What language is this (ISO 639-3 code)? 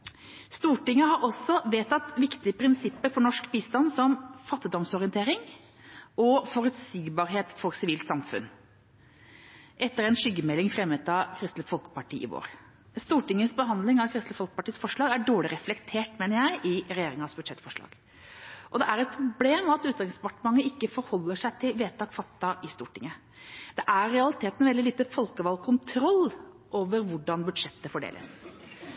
nob